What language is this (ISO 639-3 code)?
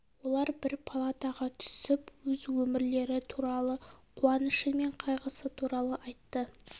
kaz